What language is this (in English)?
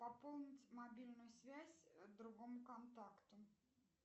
Russian